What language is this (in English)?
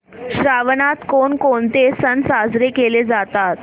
Marathi